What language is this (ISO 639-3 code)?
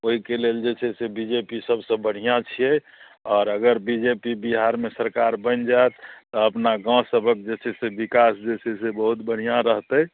mai